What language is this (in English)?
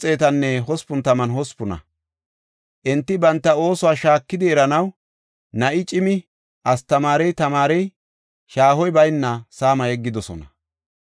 Gofa